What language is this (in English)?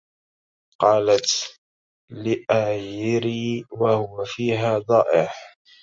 Arabic